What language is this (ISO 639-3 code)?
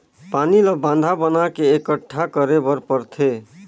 hne